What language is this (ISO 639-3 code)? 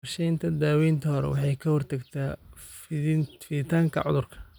som